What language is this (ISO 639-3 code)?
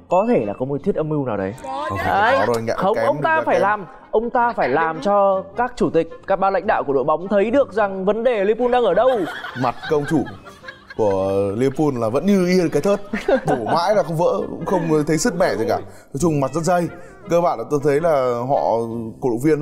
vie